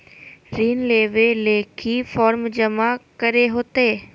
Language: Magahi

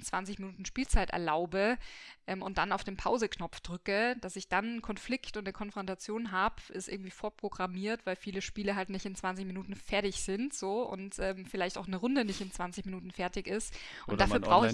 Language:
German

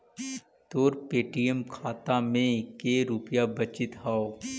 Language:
Magahi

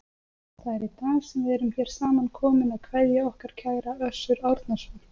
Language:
Icelandic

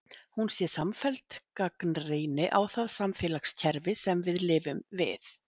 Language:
Icelandic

